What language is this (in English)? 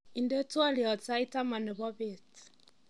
Kalenjin